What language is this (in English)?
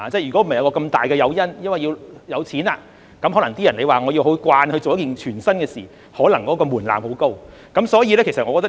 Cantonese